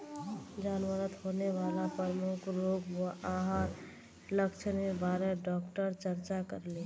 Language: Magahi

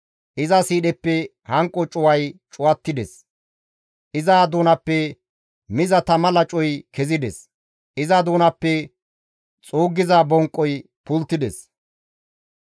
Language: Gamo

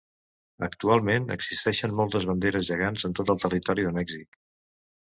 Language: Catalan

